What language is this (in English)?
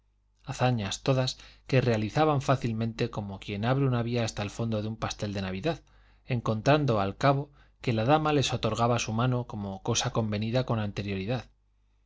Spanish